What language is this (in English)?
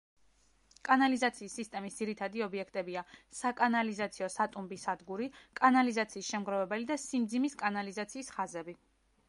Georgian